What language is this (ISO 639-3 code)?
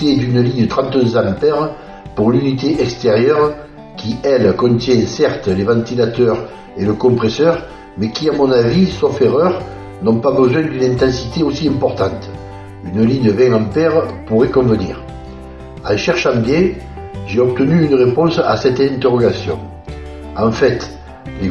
fra